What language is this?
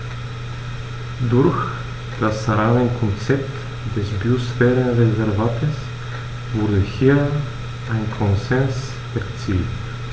German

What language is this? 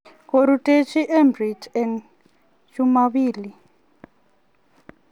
Kalenjin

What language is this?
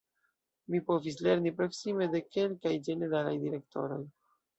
Esperanto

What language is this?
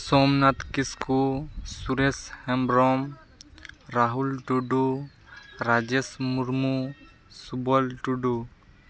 Santali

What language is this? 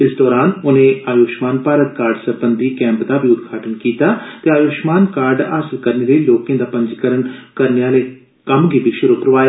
Dogri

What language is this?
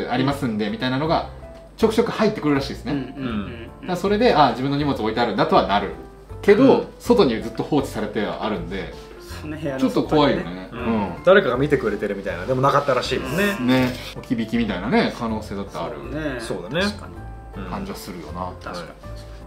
Japanese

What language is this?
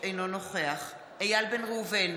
Hebrew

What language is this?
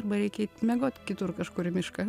Lithuanian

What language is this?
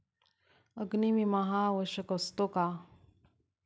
Marathi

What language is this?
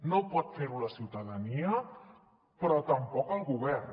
Catalan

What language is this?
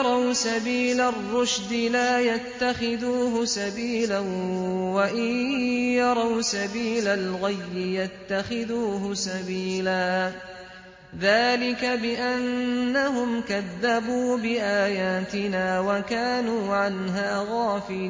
Arabic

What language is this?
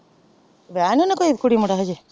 Punjabi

